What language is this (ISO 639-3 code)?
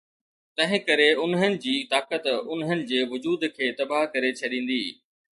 snd